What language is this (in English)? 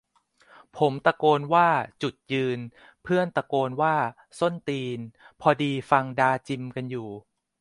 Thai